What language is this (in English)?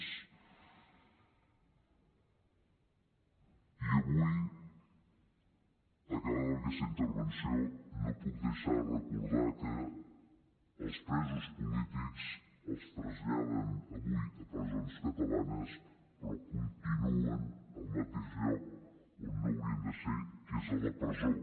Catalan